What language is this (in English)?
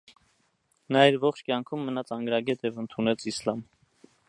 Armenian